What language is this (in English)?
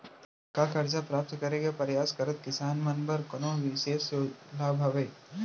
Chhattisgarhi